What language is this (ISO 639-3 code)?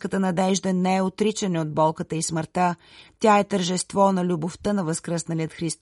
bul